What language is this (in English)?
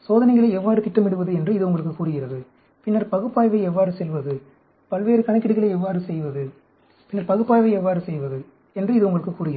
Tamil